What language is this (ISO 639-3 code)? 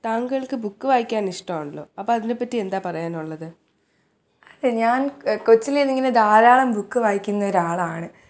mal